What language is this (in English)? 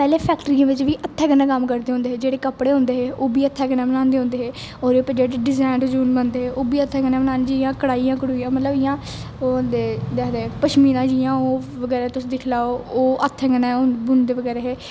Dogri